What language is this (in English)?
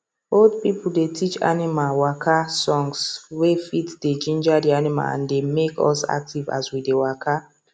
Nigerian Pidgin